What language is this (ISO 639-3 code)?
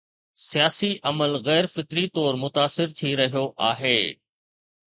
snd